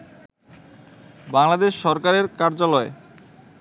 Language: Bangla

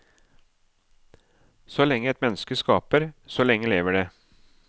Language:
Norwegian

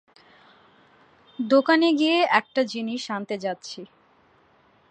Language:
Bangla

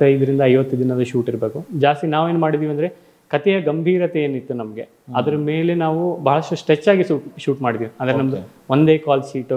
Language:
Kannada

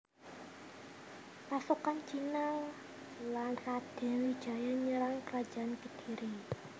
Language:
Javanese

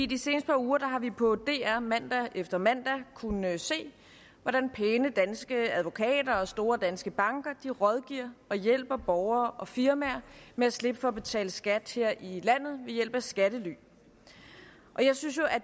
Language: Danish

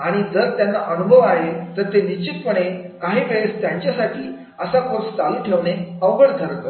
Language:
Marathi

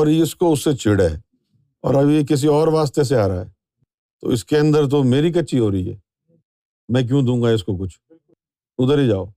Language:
Urdu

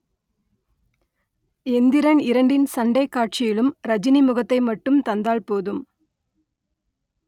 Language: Tamil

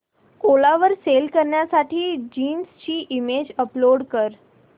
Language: Marathi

